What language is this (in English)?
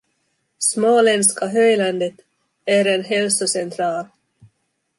Swedish